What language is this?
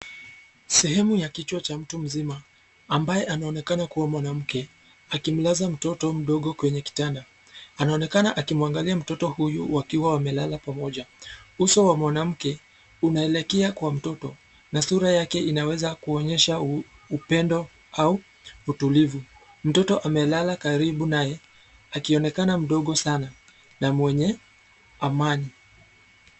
Swahili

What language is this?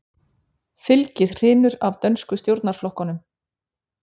Icelandic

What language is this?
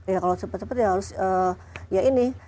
Indonesian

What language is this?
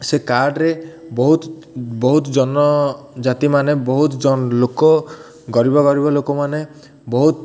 Odia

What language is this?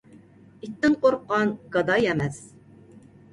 Uyghur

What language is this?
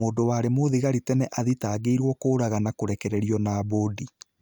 Kikuyu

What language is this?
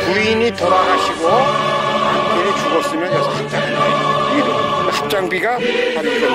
Korean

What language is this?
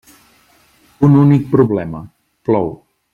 Catalan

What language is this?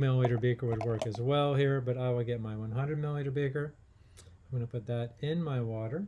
English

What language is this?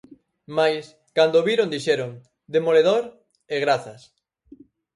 Galician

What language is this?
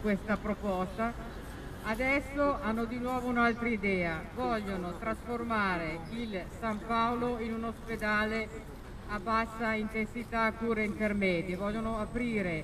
Italian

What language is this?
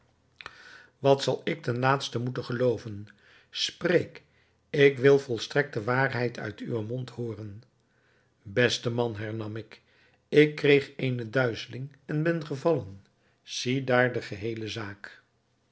Dutch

